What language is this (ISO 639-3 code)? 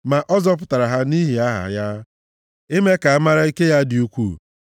ibo